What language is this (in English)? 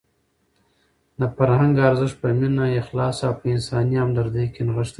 Pashto